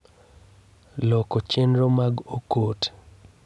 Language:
Luo (Kenya and Tanzania)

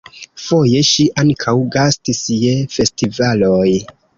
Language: Esperanto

